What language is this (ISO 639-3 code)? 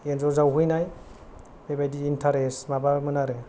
brx